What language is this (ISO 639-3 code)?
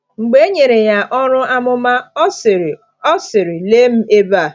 ibo